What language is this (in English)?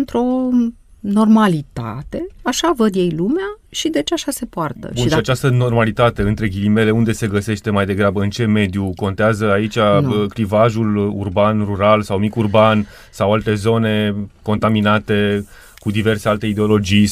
Romanian